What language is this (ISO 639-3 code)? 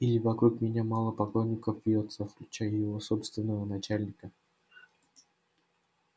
rus